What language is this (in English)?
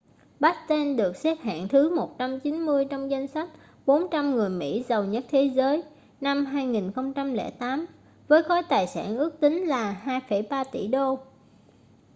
Vietnamese